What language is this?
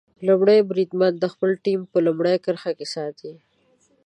Pashto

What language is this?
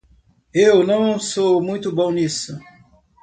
Portuguese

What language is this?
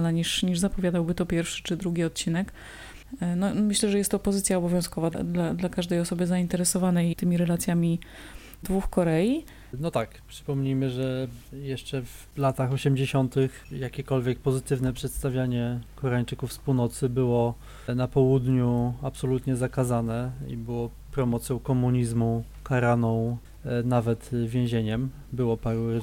Polish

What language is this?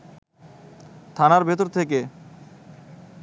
Bangla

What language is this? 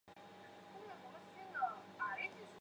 Chinese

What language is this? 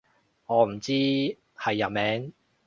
Cantonese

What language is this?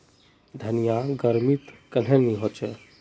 Magahi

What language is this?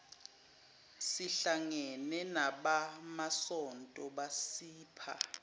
Zulu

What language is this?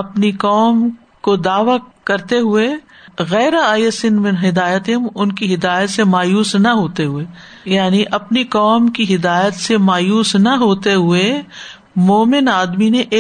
Urdu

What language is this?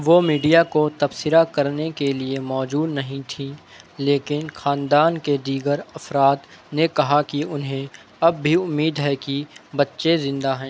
Urdu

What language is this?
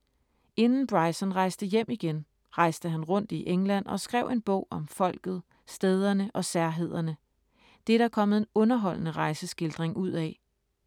Danish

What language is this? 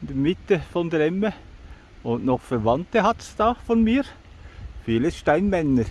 German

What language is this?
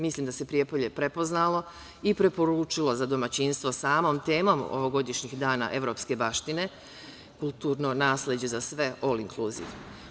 Serbian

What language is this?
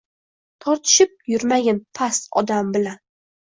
Uzbek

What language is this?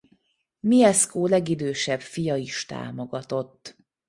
Hungarian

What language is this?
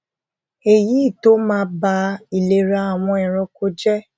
Yoruba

